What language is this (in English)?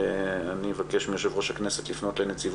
Hebrew